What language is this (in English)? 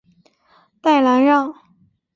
Chinese